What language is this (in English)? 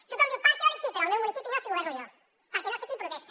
Catalan